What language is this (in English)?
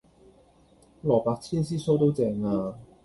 Cantonese